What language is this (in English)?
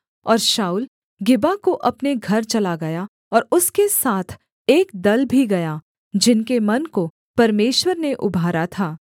Hindi